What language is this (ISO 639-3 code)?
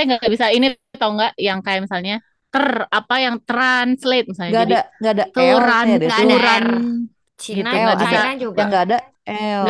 ind